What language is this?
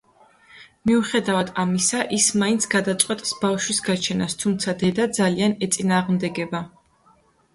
Georgian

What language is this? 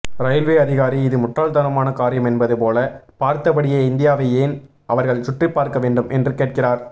Tamil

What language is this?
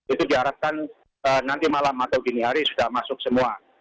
Indonesian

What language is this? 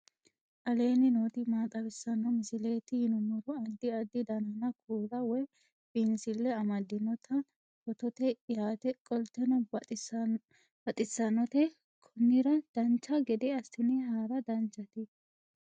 Sidamo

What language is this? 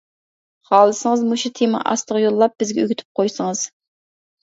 Uyghur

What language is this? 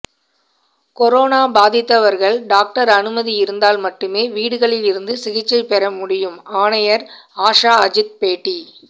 Tamil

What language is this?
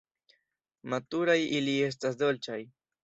Esperanto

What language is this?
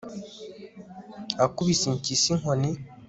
Kinyarwanda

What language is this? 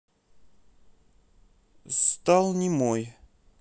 Russian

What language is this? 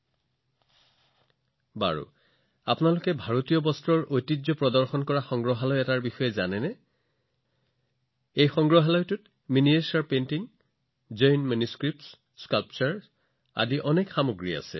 Assamese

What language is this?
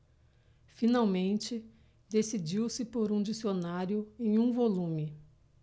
Portuguese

